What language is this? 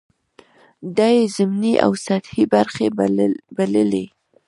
Pashto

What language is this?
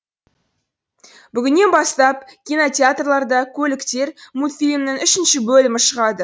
Kazakh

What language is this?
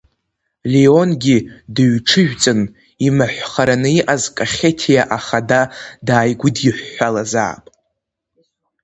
Abkhazian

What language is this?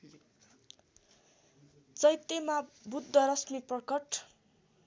Nepali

